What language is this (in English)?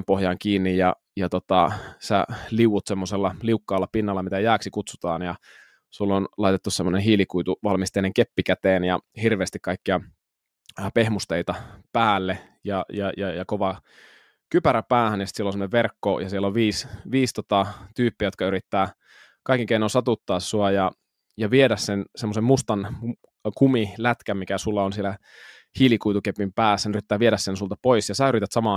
Finnish